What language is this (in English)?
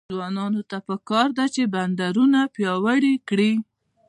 Pashto